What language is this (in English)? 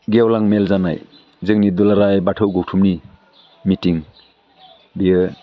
Bodo